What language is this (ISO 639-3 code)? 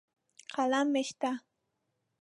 pus